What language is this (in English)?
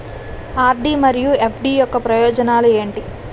Telugu